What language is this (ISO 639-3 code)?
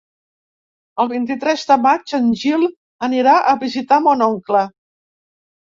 cat